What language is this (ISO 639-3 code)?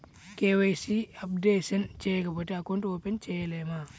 tel